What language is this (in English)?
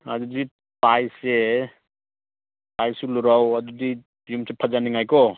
Manipuri